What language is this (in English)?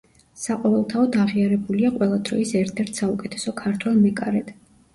Georgian